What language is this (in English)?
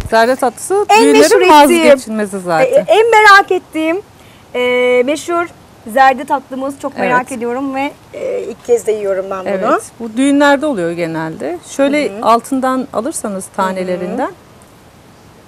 Turkish